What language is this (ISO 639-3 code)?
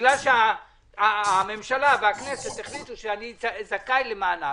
heb